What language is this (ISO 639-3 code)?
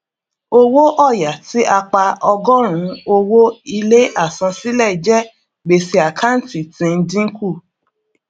yor